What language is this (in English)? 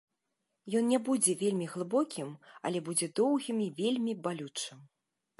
Belarusian